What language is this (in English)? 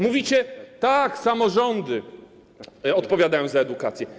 Polish